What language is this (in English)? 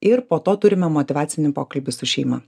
Lithuanian